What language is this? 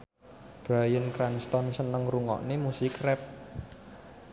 Javanese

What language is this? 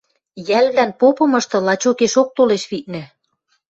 Western Mari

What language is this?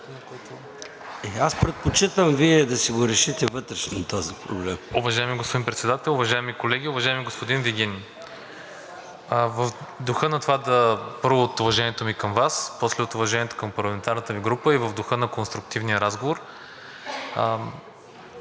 Bulgarian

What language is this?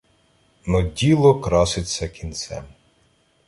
Ukrainian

